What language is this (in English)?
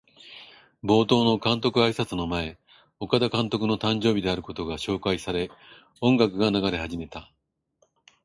Japanese